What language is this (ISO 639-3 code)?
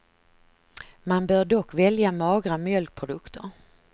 swe